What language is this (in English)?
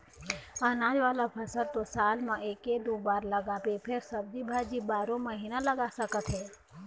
Chhattisgarhi